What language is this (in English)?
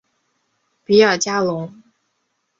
Chinese